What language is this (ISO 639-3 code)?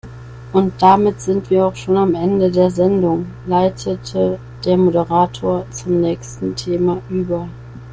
deu